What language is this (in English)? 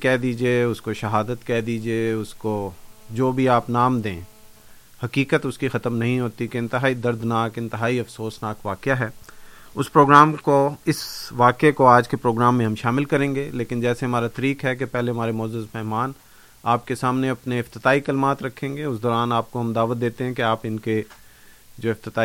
Urdu